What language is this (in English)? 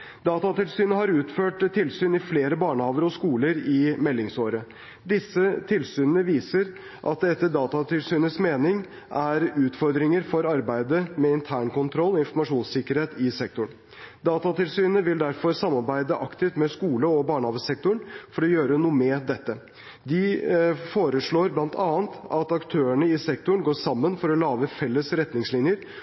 Norwegian Bokmål